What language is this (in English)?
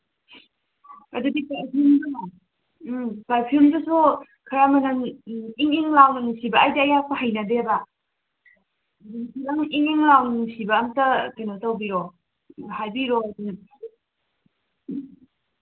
Manipuri